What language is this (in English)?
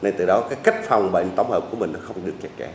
Vietnamese